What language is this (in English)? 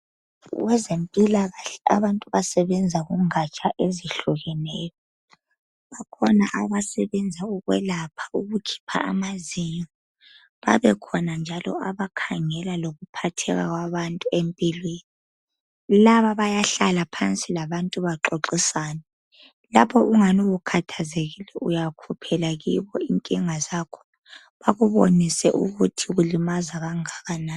North Ndebele